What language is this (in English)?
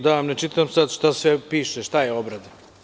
Serbian